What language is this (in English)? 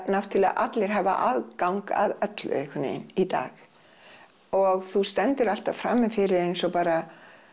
Icelandic